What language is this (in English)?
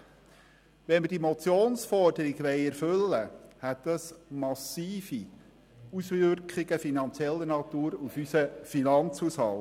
Swiss German